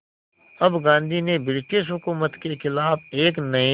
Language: Hindi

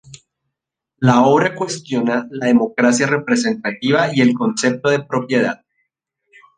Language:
Spanish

